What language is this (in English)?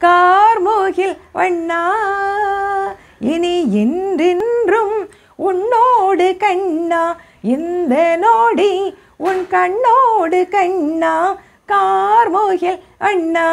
Vietnamese